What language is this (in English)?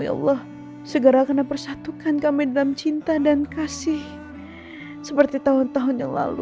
Indonesian